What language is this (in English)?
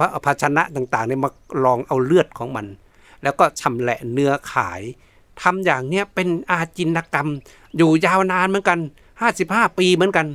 Thai